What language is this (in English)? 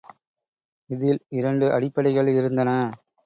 Tamil